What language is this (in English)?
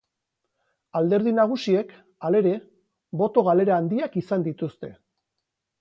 Basque